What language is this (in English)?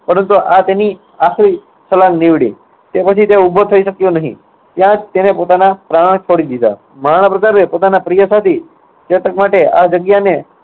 Gujarati